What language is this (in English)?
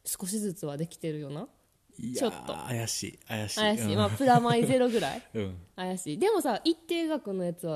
Japanese